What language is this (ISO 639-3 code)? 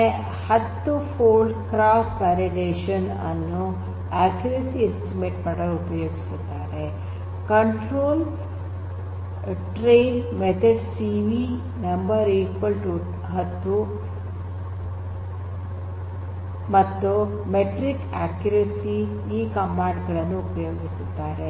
kan